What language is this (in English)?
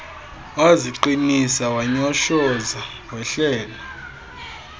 Xhosa